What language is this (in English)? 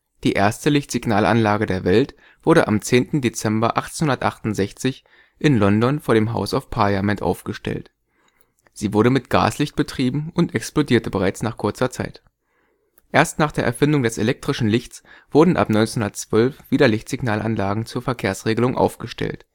German